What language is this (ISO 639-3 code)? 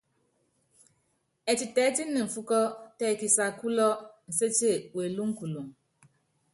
yav